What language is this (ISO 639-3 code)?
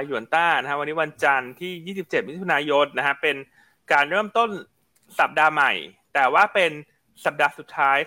tha